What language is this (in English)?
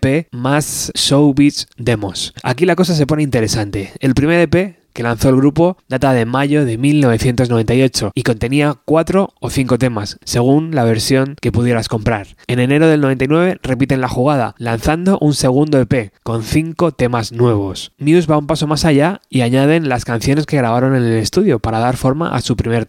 Spanish